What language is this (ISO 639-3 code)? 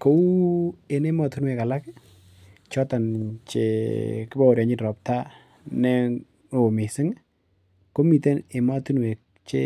kln